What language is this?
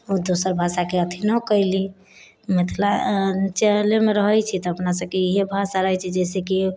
Maithili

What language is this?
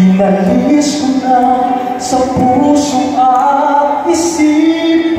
Arabic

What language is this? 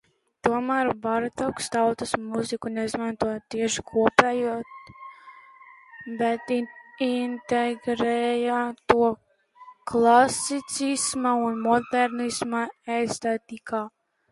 Latvian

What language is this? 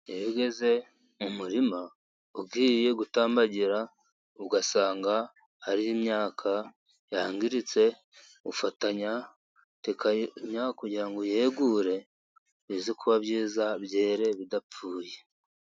Kinyarwanda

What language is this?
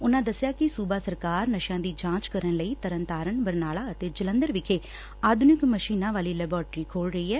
Punjabi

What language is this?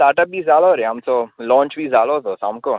Konkani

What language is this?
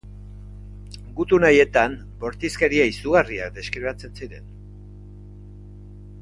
Basque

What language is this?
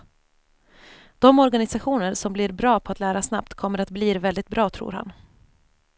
Swedish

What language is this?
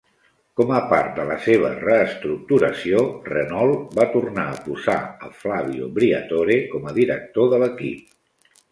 Catalan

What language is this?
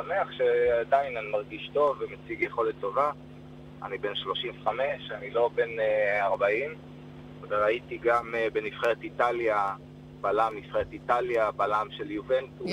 Hebrew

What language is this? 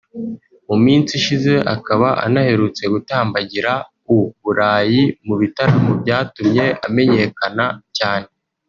Kinyarwanda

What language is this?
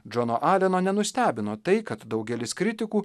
Lithuanian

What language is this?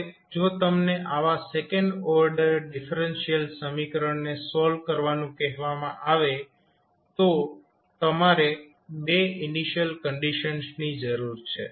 Gujarati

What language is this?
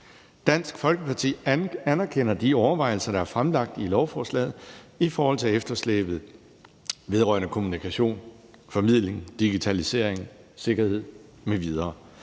Danish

